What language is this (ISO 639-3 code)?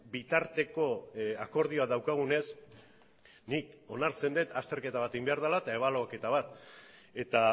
eus